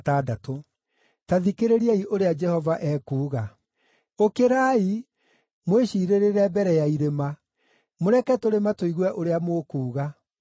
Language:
Kikuyu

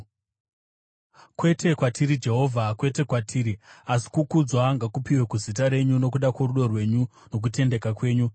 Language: Shona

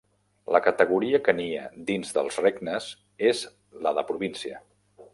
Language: Catalan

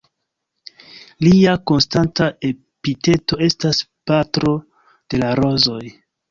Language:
Esperanto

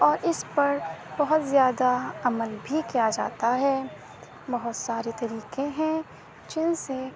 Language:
Urdu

